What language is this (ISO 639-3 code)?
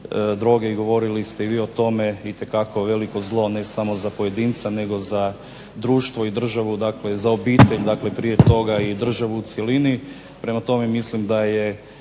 hrv